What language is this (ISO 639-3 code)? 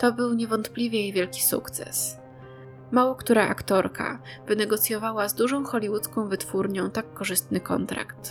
pol